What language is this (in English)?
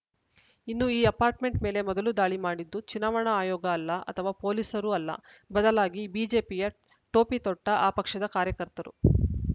Kannada